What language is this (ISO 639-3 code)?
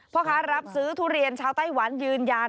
tha